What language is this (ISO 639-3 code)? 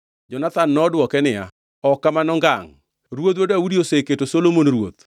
luo